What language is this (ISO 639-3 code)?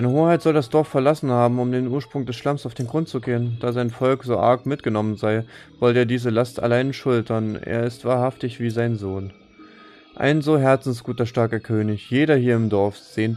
deu